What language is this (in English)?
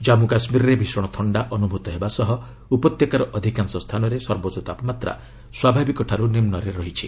Odia